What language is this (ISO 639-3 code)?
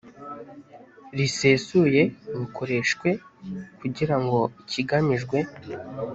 kin